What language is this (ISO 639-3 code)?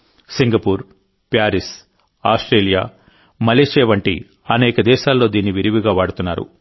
tel